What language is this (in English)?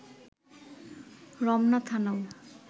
Bangla